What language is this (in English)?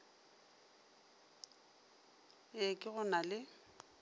Northern Sotho